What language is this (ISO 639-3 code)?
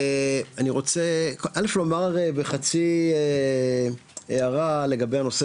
heb